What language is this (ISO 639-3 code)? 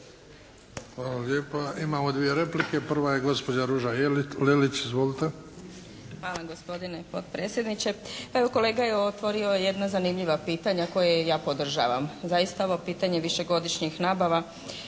hrv